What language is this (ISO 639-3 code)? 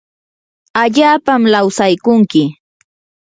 qur